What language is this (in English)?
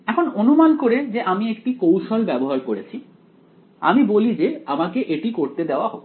Bangla